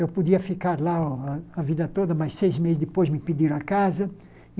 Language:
Portuguese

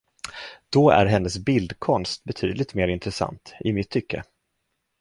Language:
Swedish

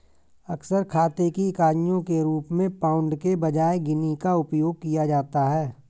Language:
Hindi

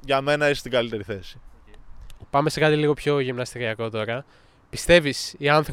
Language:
Greek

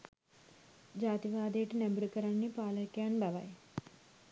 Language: Sinhala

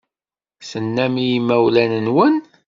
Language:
Kabyle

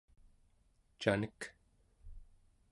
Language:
Central Yupik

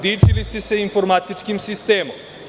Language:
Serbian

